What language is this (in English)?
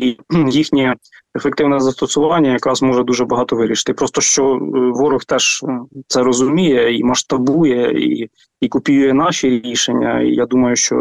Ukrainian